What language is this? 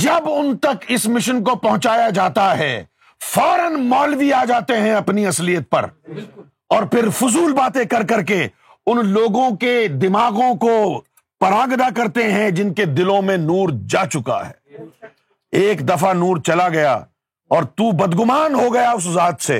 Urdu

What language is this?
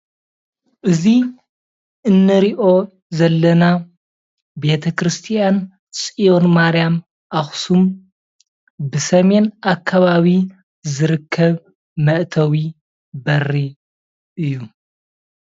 Tigrinya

